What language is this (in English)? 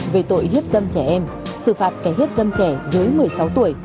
Vietnamese